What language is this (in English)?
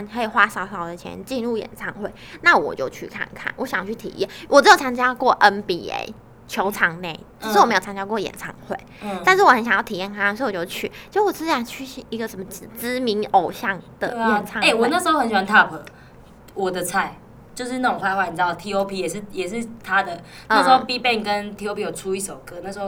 Chinese